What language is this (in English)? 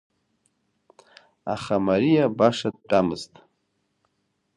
Abkhazian